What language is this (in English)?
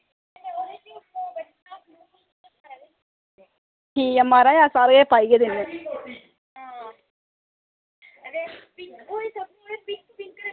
Dogri